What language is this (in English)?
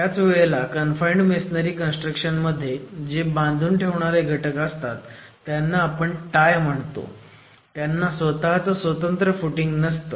Marathi